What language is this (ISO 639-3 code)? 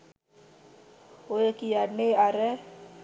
sin